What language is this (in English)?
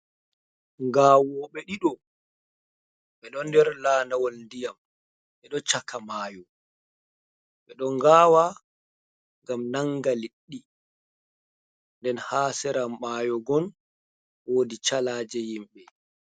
Fula